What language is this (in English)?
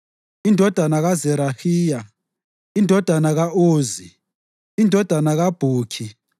North Ndebele